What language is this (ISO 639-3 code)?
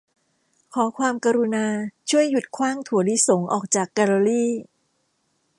tha